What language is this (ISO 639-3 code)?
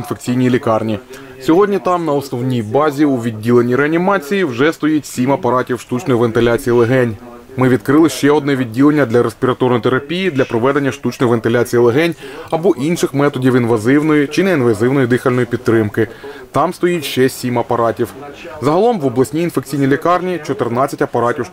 rus